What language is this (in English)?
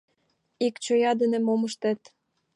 Mari